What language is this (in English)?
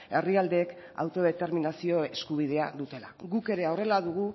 Basque